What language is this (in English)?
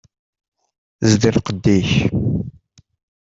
Kabyle